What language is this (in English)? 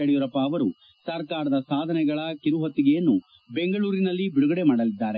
Kannada